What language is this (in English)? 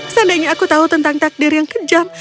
Indonesian